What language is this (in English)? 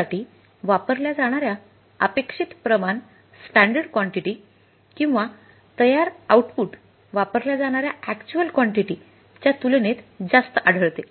Marathi